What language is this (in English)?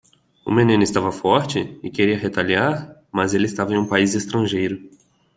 Portuguese